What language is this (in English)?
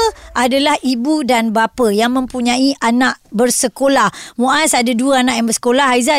Malay